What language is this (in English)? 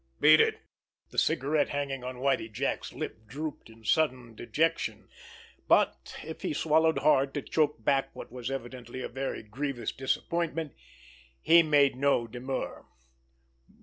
English